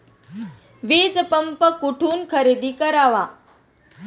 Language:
Marathi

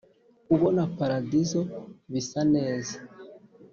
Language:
Kinyarwanda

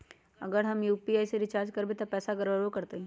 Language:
Magahi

